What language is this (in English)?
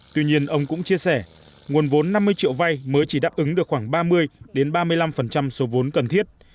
Vietnamese